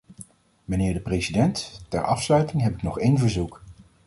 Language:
Dutch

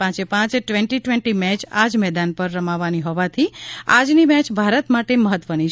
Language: Gujarati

